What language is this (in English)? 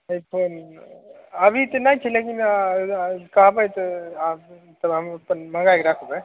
Maithili